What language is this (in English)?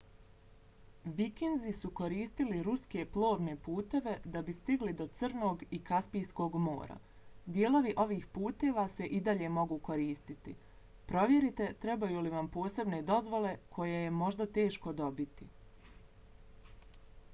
Bosnian